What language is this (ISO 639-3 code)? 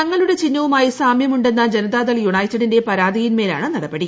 mal